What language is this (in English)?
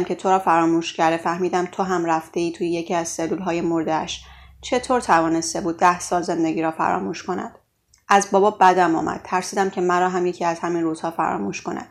Persian